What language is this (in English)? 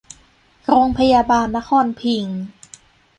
Thai